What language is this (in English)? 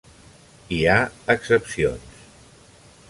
Catalan